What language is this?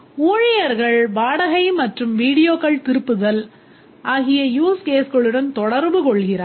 Tamil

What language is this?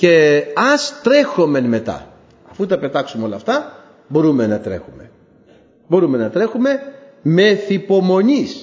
Greek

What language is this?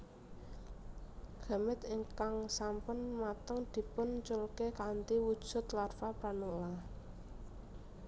Javanese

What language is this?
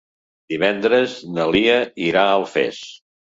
Catalan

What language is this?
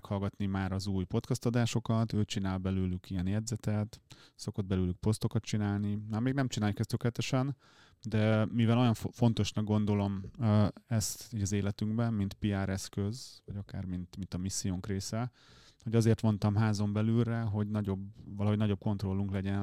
Hungarian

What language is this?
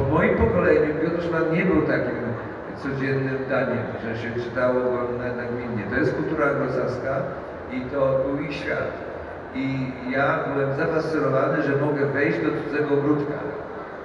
Polish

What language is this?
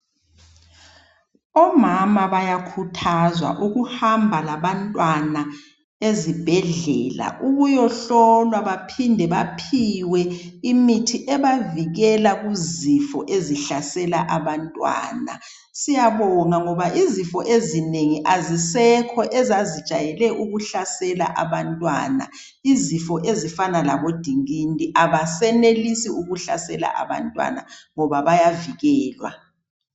North Ndebele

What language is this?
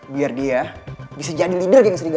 Indonesian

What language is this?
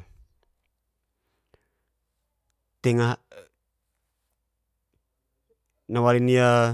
Geser-Gorom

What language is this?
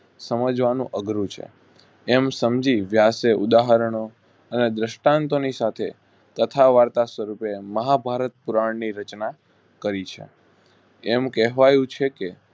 Gujarati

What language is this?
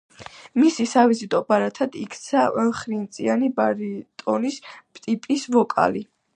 Georgian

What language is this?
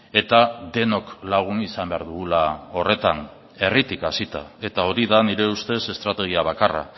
Basque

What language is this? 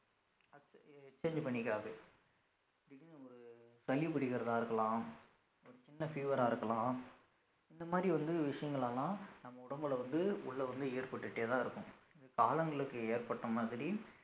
Tamil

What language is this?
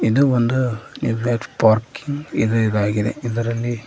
Kannada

